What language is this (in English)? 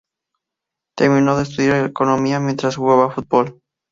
Spanish